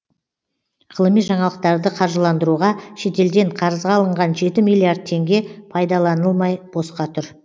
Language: Kazakh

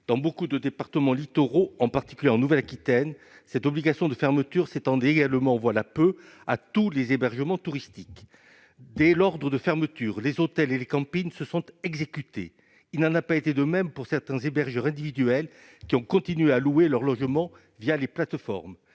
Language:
French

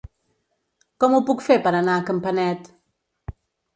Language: Catalan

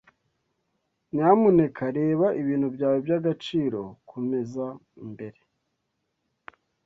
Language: Kinyarwanda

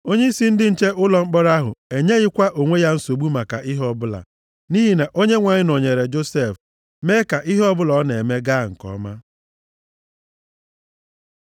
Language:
Igbo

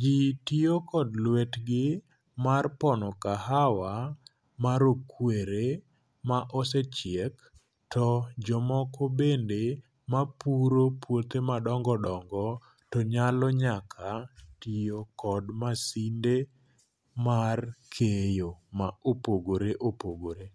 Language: Luo (Kenya and Tanzania)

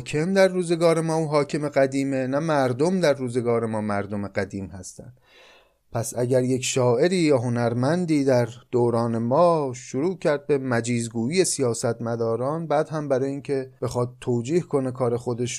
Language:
Persian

